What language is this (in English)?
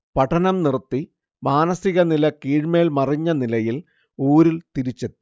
Malayalam